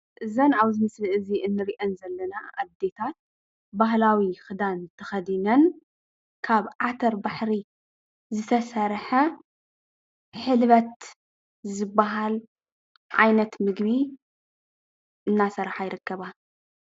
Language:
Tigrinya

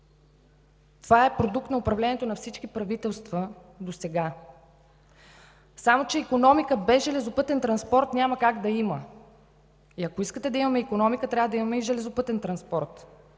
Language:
Bulgarian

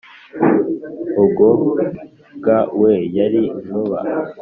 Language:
Kinyarwanda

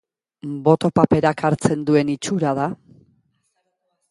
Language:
Basque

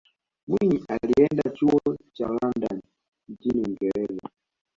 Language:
Swahili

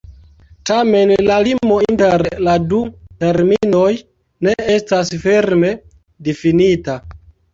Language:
Esperanto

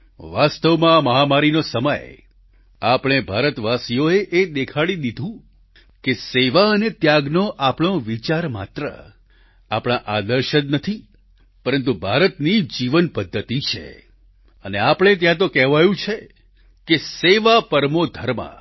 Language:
Gujarati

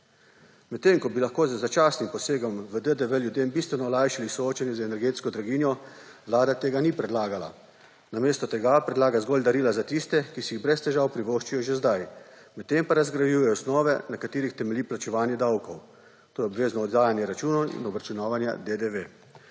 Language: Slovenian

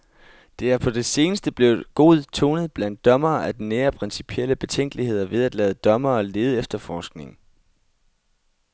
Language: Danish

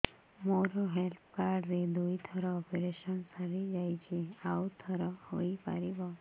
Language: Odia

